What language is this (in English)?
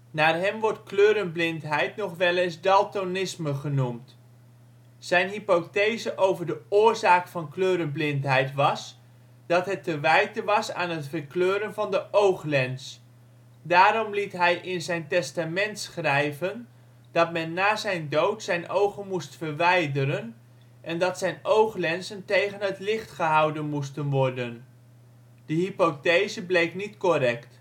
Dutch